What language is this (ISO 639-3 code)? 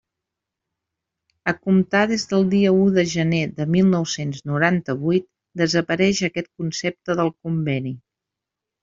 cat